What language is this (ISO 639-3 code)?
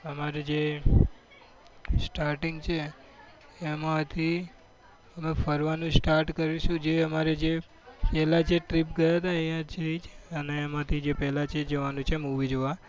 guj